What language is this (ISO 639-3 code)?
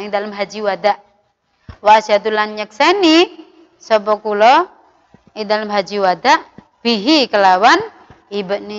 ind